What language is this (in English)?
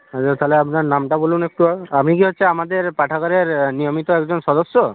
Bangla